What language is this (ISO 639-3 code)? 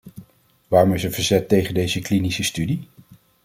nld